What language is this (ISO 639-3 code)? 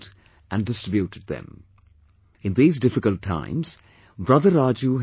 eng